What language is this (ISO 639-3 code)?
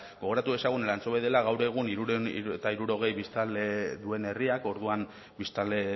eus